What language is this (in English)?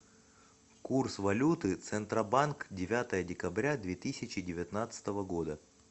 Russian